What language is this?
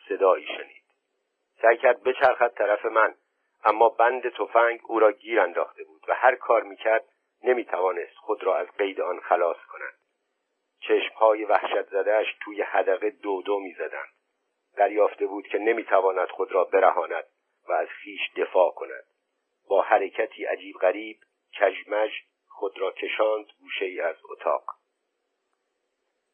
Persian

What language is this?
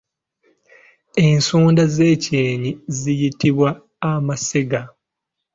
Ganda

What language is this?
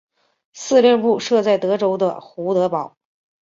Chinese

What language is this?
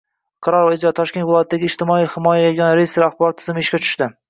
Uzbek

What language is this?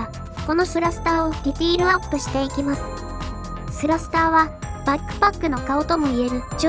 Japanese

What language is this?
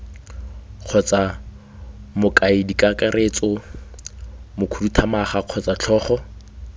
Tswana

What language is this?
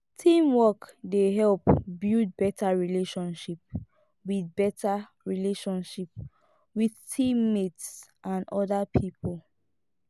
Nigerian Pidgin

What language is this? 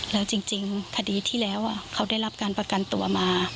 Thai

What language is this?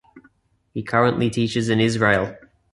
English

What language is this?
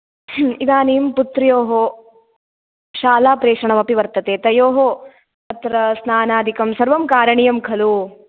Sanskrit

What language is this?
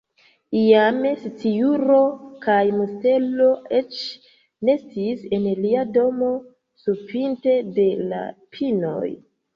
Esperanto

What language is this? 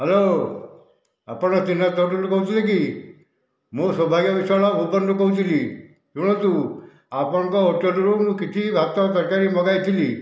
Odia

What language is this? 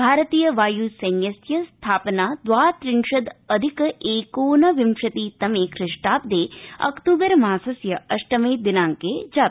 Sanskrit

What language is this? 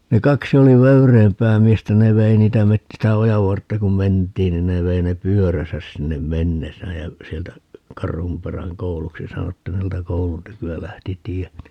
Finnish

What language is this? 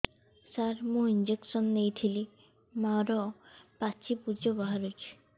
Odia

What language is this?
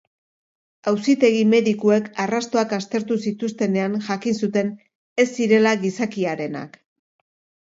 Basque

